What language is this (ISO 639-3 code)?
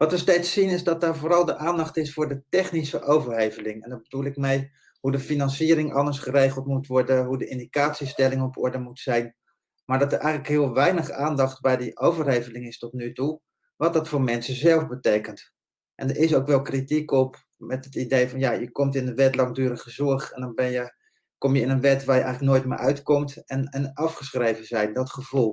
nld